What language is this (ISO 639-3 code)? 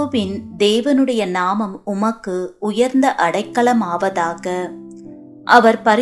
tam